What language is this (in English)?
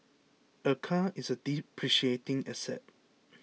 English